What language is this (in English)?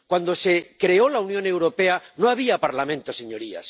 Spanish